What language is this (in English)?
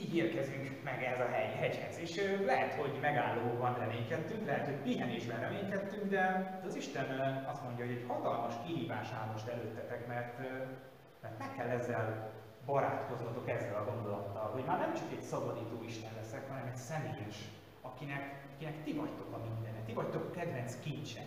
Hungarian